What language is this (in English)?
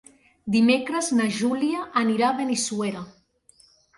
Catalan